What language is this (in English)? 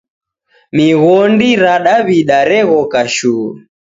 Taita